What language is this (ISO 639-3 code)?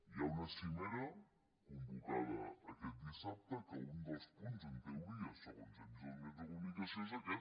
cat